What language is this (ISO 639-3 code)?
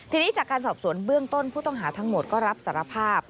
tha